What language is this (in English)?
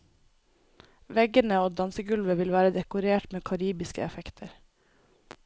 Norwegian